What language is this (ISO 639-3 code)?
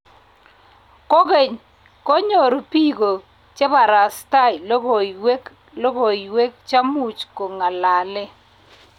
kln